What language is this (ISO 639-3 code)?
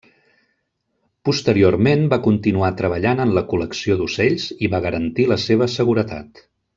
cat